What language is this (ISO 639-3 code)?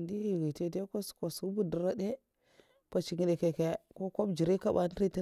maf